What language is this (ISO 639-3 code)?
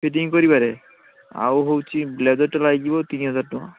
ori